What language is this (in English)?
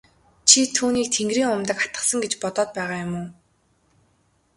Mongolian